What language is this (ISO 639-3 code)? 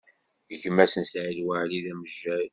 kab